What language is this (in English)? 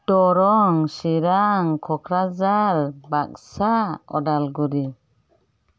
Bodo